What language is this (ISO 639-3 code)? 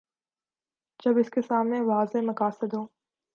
urd